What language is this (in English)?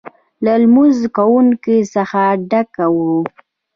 Pashto